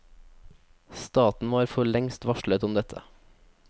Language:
Norwegian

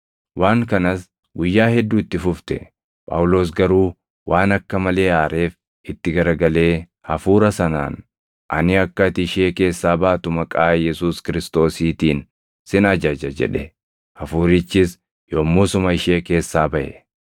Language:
Oromo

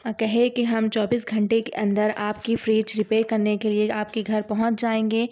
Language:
Urdu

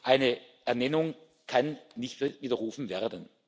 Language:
German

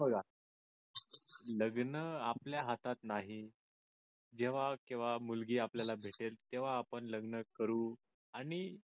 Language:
Marathi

